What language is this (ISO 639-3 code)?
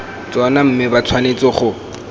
tsn